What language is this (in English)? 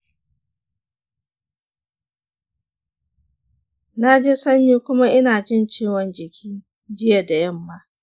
Hausa